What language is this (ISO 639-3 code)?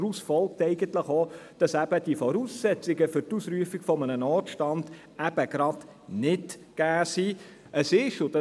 gsw